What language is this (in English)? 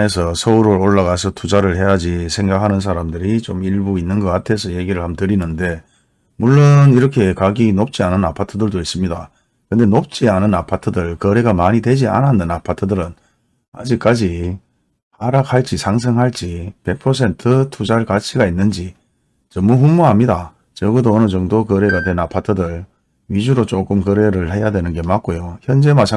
Korean